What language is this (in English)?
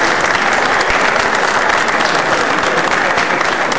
Hebrew